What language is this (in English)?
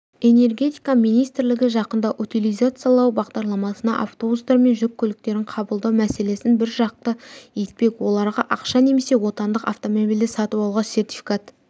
Kazakh